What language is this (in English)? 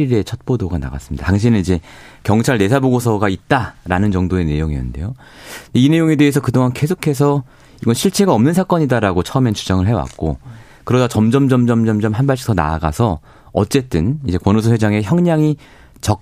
Korean